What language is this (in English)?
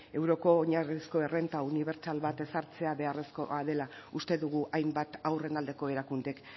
Basque